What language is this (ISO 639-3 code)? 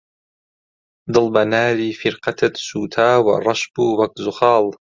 ckb